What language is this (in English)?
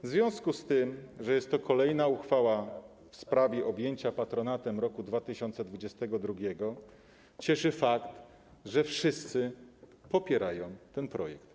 Polish